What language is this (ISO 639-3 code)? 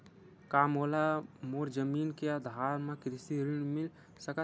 hne